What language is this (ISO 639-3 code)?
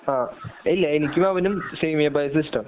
mal